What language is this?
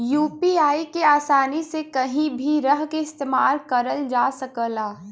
Bhojpuri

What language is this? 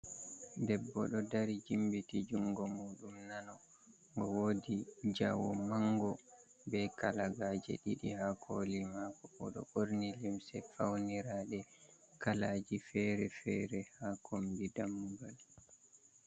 Fula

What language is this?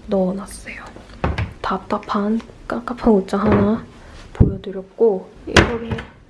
Korean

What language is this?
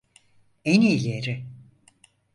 Turkish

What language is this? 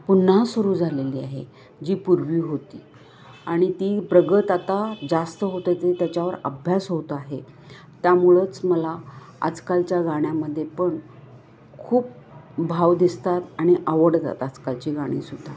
Marathi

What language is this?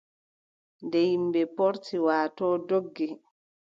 Adamawa Fulfulde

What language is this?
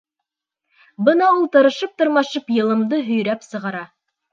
Bashkir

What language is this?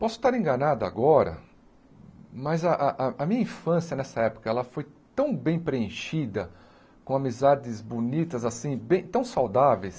Portuguese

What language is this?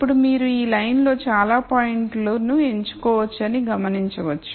Telugu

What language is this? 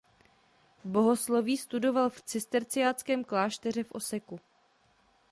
Czech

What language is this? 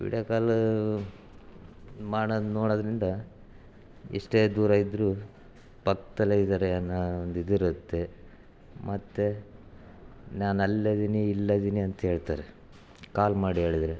Kannada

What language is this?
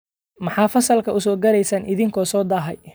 Somali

